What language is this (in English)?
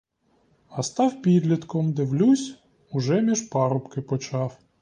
Ukrainian